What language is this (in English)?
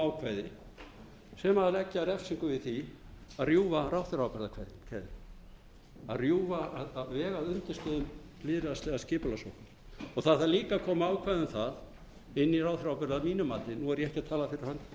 Icelandic